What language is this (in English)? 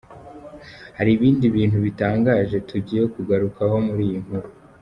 Kinyarwanda